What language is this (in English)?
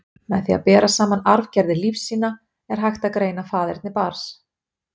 Icelandic